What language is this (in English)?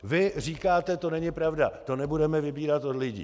Czech